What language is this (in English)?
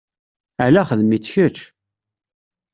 Kabyle